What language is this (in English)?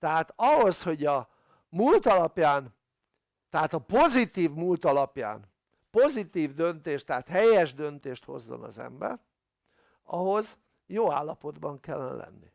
Hungarian